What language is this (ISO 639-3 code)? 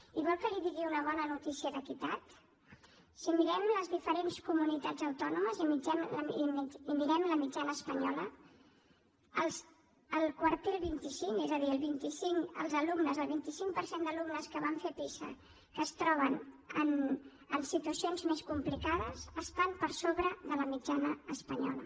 cat